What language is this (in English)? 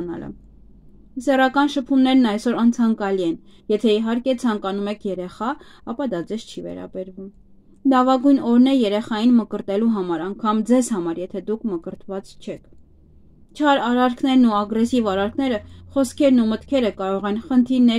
Romanian